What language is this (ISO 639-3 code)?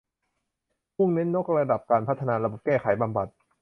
tha